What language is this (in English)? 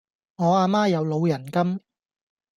Cantonese